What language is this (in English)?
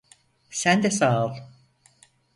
Turkish